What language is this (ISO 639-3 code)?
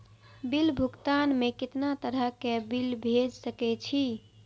mai